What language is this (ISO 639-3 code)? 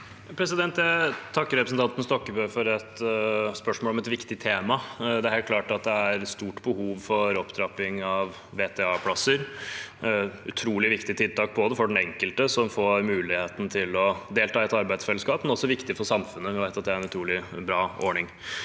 nor